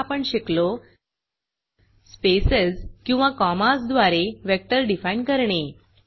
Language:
Marathi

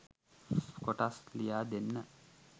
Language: Sinhala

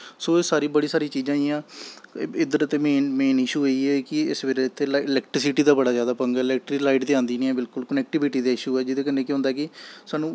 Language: Dogri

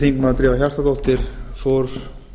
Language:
Icelandic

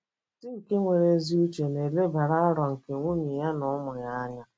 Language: Igbo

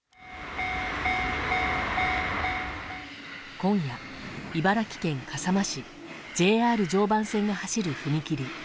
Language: Japanese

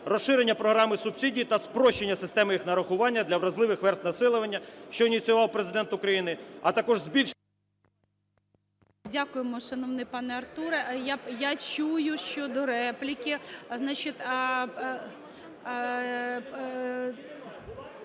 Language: Ukrainian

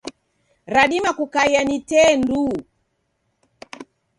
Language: Taita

